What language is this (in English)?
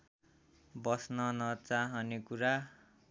Nepali